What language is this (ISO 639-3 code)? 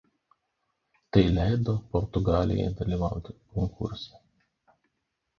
lit